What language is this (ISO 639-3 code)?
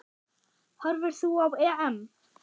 isl